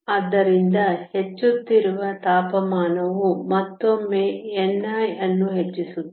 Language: Kannada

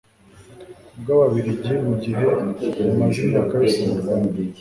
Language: Kinyarwanda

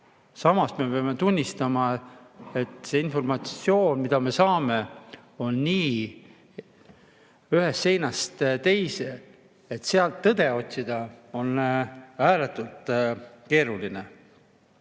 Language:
Estonian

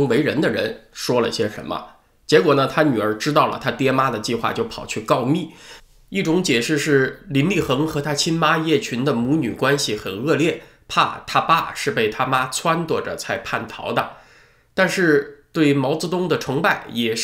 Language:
Chinese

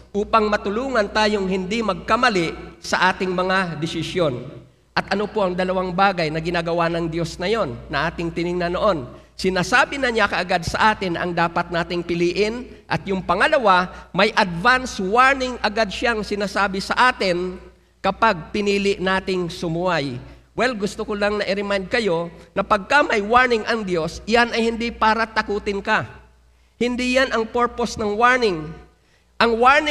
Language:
Filipino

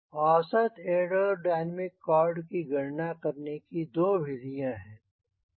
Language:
Hindi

